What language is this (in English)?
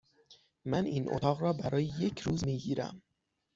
Persian